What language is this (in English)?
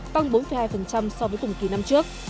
Vietnamese